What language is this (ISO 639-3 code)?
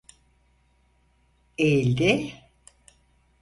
tur